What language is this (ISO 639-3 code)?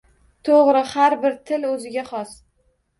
uzb